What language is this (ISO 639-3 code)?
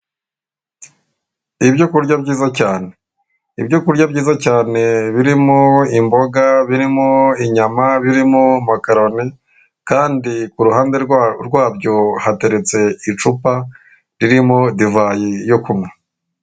kin